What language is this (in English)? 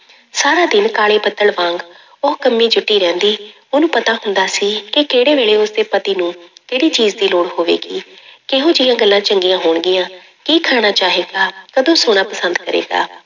Punjabi